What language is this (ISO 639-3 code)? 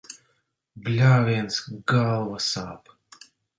lav